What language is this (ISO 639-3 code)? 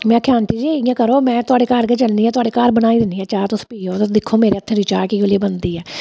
doi